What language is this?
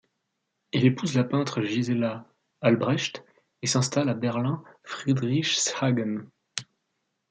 French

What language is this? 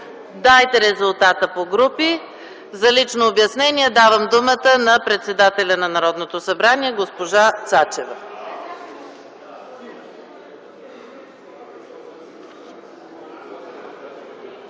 Bulgarian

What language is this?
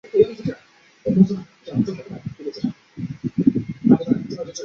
Chinese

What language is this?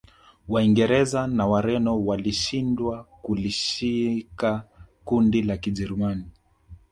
Swahili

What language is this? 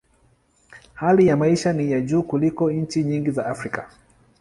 Swahili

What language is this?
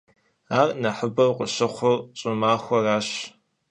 Kabardian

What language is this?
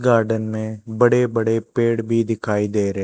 Hindi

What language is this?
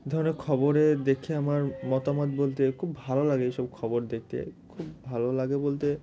Bangla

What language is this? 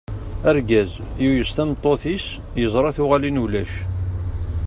Kabyle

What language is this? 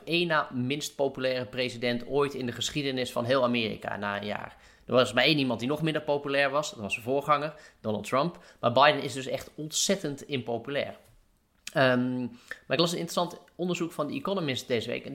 Dutch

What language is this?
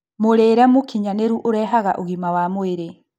Kikuyu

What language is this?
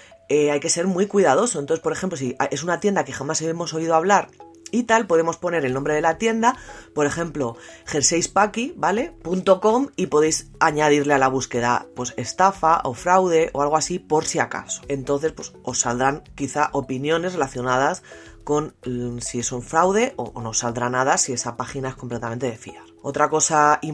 Spanish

